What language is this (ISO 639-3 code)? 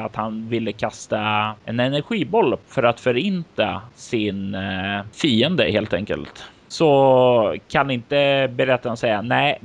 swe